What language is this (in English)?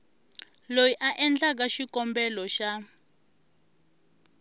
Tsonga